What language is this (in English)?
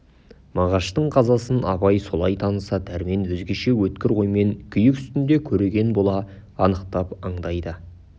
Kazakh